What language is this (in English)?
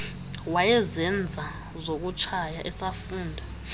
Xhosa